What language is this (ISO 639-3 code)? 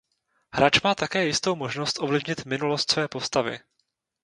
ces